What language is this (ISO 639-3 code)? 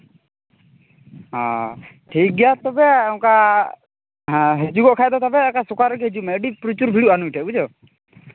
sat